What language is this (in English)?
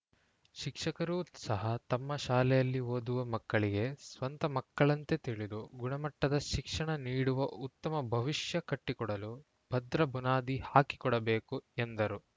Kannada